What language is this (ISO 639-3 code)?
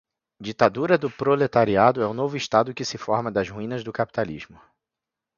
por